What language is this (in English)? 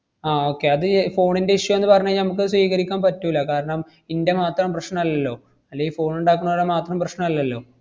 Malayalam